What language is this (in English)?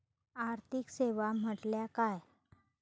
Marathi